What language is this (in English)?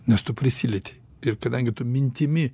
Lithuanian